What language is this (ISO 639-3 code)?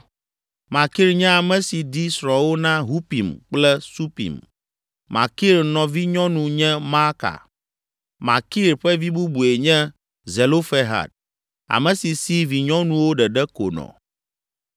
ewe